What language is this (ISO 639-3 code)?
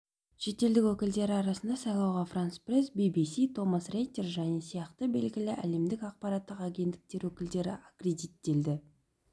kaz